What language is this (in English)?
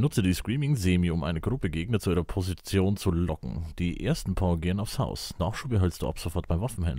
German